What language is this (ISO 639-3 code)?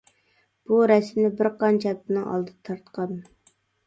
uig